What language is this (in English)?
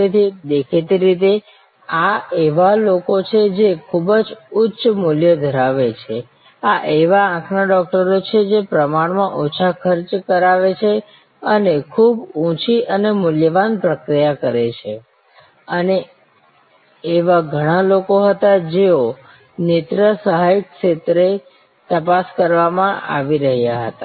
Gujarati